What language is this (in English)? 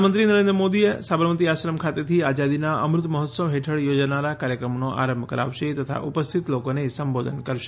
Gujarati